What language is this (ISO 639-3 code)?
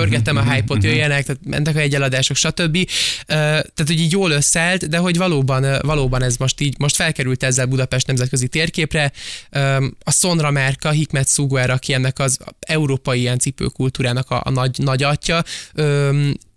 hun